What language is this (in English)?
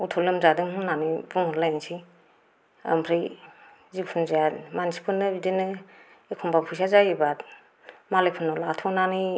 Bodo